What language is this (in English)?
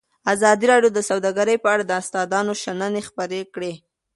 Pashto